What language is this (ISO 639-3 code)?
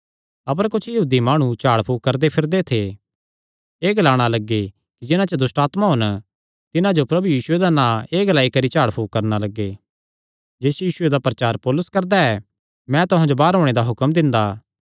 xnr